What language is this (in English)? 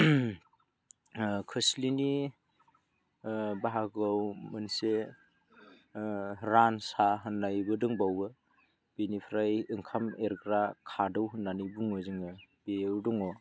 Bodo